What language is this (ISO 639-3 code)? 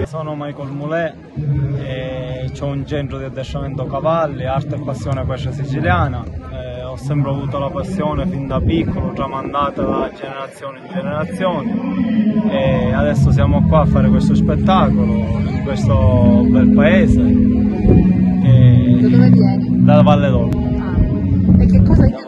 ita